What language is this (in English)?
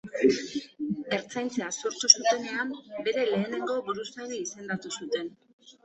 Basque